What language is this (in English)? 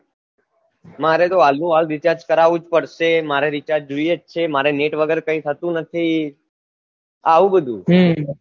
Gujarati